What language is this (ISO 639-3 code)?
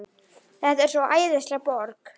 isl